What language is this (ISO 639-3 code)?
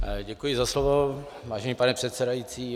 ces